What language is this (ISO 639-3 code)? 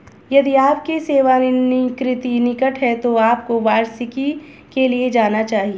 hin